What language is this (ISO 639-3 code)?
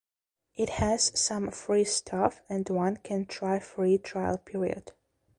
eng